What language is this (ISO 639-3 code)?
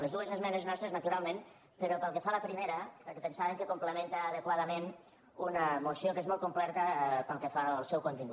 cat